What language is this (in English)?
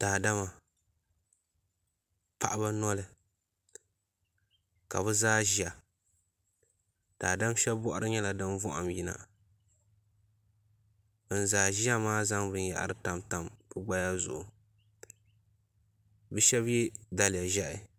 Dagbani